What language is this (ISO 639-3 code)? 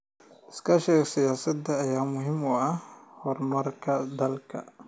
som